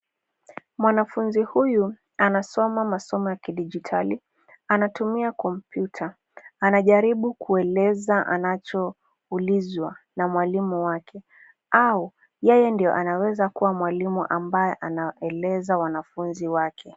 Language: Swahili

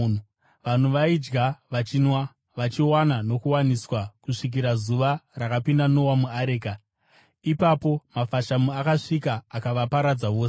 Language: Shona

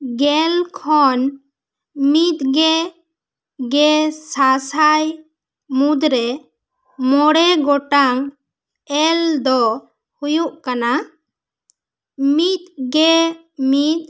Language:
Santali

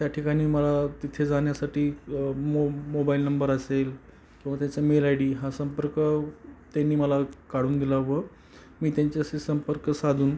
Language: Marathi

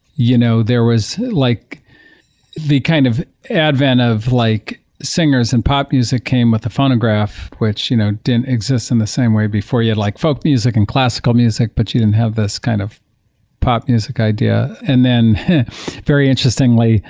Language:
English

